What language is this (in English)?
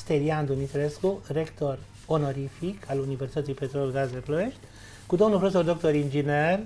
Romanian